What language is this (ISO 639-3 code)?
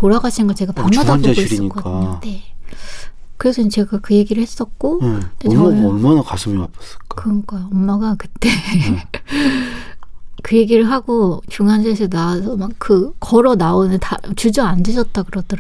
kor